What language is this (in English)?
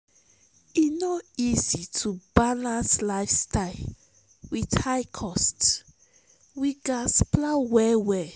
Nigerian Pidgin